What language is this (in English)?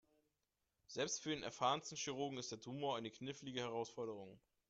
German